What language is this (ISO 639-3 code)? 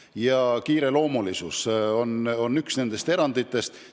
est